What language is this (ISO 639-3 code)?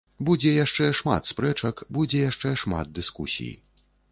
bel